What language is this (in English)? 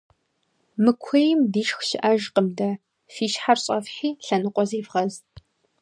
Kabardian